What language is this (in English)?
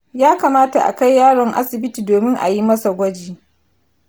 Hausa